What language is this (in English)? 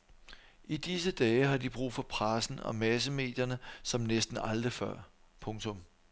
Danish